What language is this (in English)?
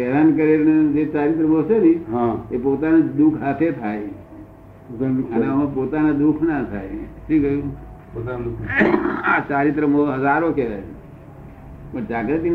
Gujarati